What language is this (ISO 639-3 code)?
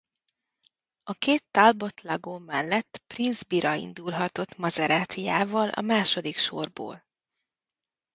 hun